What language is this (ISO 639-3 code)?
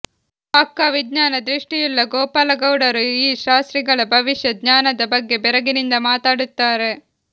kan